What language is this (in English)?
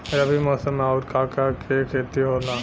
Bhojpuri